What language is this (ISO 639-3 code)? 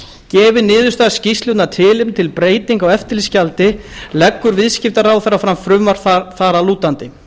isl